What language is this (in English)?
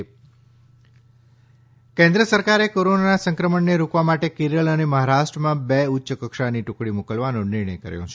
Gujarati